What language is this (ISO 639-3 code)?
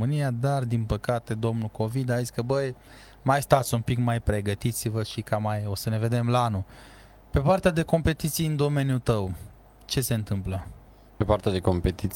ron